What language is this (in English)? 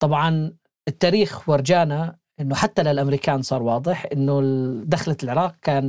Arabic